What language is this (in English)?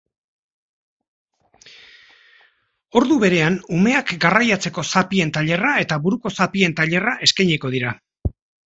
Basque